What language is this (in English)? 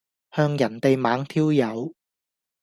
Cantonese